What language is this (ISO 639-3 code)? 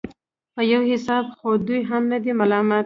pus